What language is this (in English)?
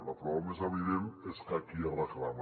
Catalan